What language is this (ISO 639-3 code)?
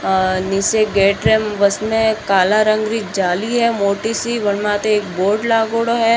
mwr